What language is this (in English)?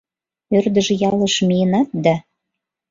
Mari